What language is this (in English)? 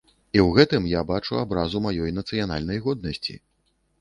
Belarusian